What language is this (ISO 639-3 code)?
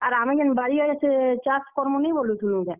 ori